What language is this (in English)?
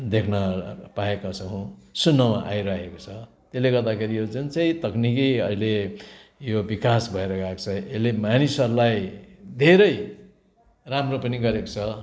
Nepali